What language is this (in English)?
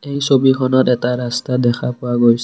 Assamese